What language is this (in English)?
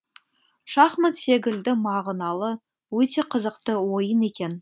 Kazakh